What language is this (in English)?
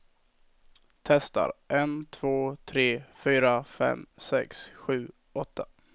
Swedish